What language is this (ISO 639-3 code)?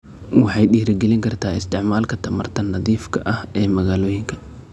som